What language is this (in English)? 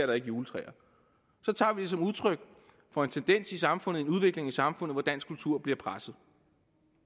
Danish